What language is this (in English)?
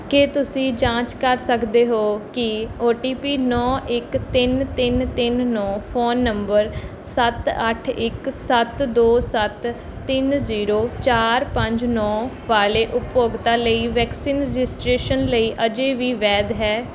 Punjabi